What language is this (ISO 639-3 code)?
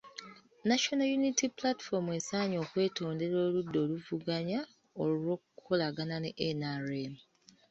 lug